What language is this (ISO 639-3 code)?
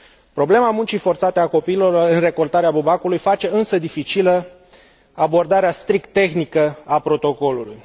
ron